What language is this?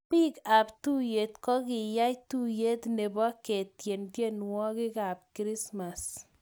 Kalenjin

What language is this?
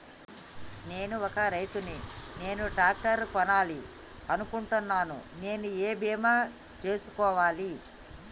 Telugu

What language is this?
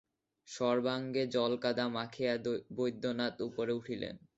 Bangla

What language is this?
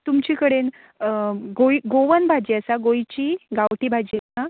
Konkani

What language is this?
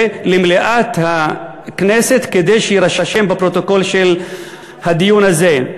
Hebrew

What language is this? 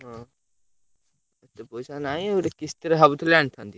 Odia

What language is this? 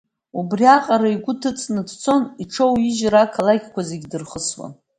Abkhazian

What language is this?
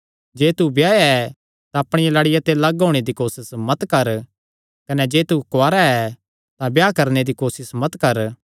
Kangri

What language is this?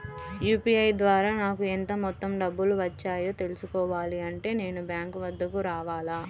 Telugu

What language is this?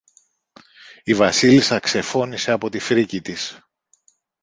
Greek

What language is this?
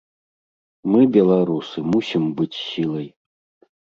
Belarusian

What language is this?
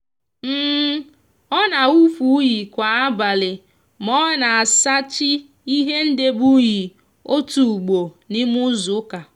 Igbo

